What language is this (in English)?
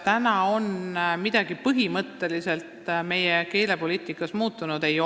Estonian